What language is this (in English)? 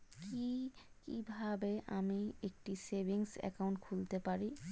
Bangla